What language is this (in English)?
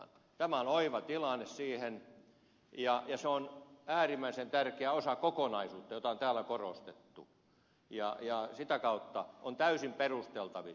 Finnish